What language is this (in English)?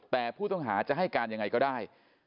Thai